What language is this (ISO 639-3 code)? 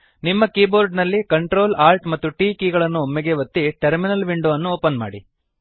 kan